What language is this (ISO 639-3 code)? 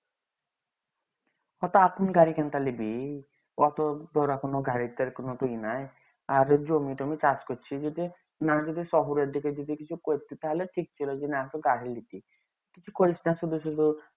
ben